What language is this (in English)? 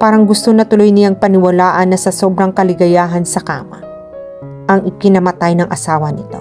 Filipino